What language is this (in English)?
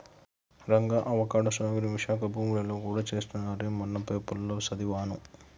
Telugu